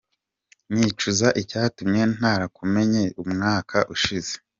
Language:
Kinyarwanda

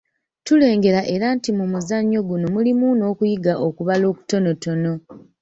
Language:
Ganda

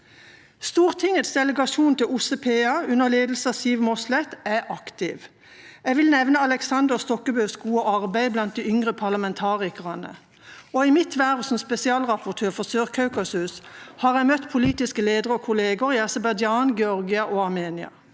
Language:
Norwegian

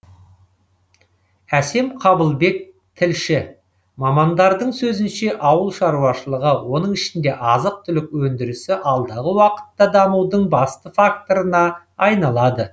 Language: Kazakh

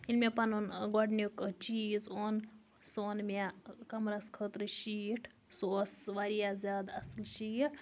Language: Kashmiri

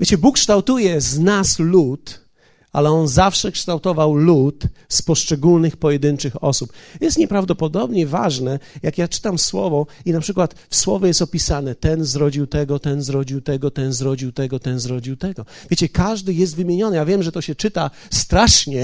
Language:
Polish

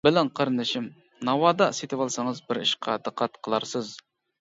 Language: Uyghur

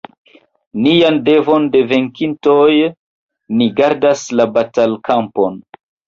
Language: Esperanto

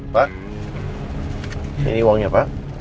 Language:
Indonesian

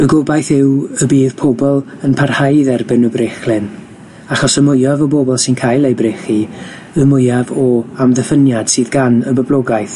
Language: Welsh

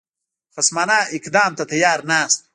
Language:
Pashto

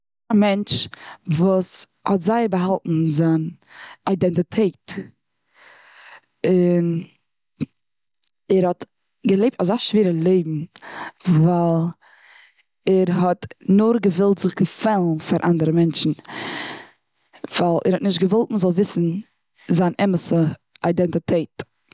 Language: Yiddish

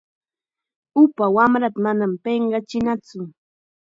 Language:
Chiquián Ancash Quechua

